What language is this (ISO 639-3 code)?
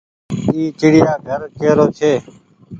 gig